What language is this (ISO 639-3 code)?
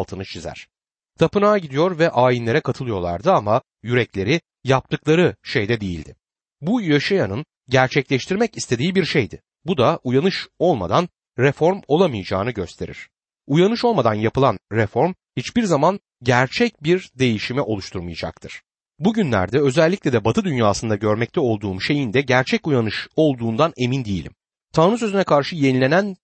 tur